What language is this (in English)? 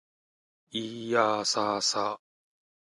Japanese